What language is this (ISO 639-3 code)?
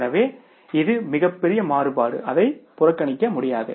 tam